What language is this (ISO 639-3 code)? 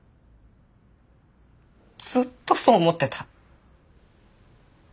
jpn